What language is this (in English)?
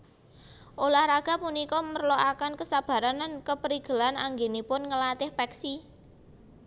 Javanese